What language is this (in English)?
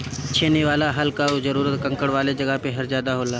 Bhojpuri